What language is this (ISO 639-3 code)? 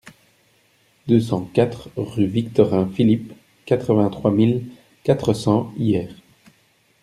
fra